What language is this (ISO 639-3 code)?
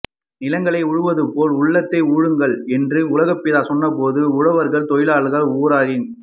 tam